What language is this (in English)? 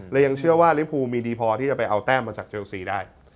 Thai